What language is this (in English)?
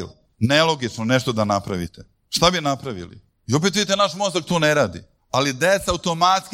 Croatian